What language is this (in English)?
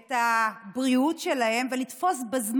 Hebrew